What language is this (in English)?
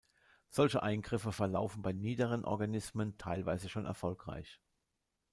German